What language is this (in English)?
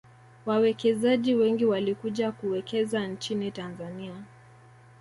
Swahili